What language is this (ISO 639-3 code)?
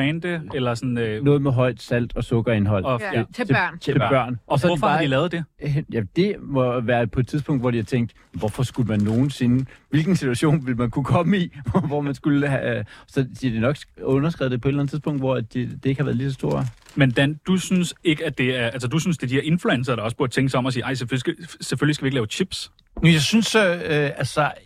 dan